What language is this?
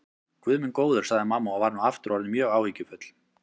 Icelandic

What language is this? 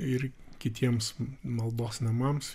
Lithuanian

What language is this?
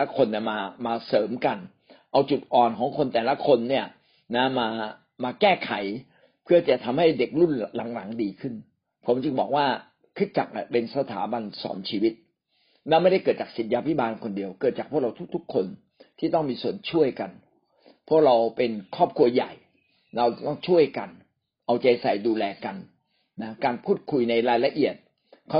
Thai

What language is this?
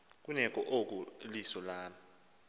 Xhosa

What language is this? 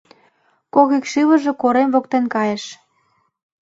Mari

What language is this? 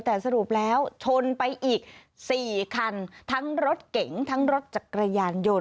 Thai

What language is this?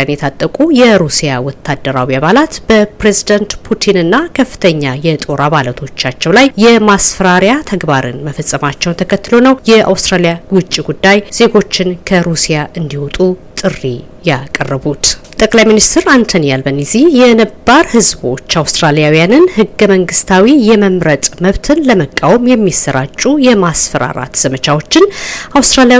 Amharic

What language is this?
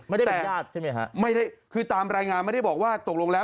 Thai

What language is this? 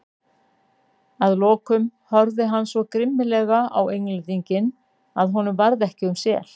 Icelandic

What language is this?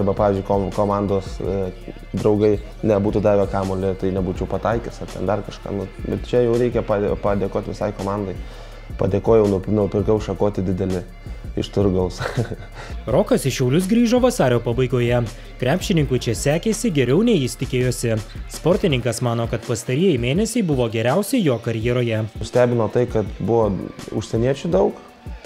Lithuanian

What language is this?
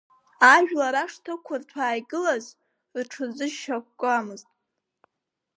Abkhazian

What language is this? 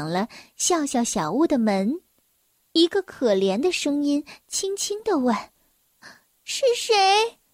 Chinese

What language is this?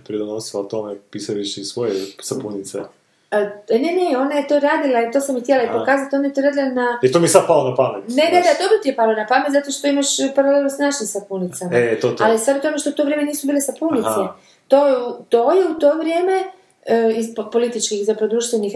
Croatian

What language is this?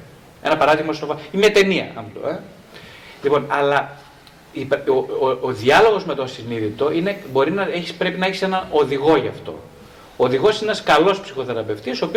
Greek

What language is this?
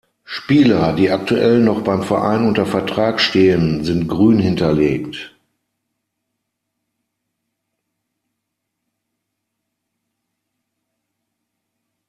German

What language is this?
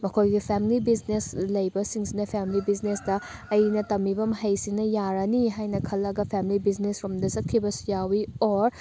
Manipuri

